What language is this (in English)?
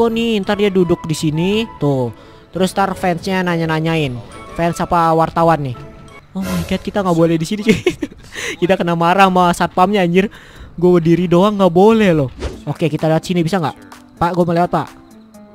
Indonesian